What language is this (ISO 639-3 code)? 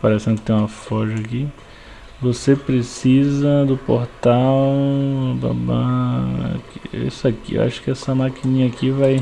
por